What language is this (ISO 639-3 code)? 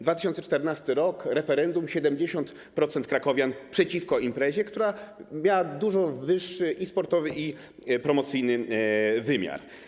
pol